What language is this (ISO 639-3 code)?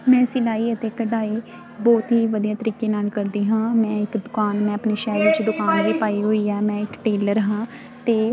pan